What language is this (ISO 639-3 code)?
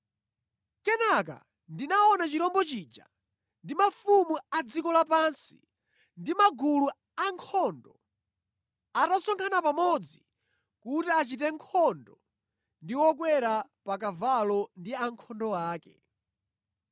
nya